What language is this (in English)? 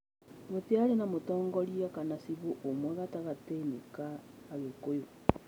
Kikuyu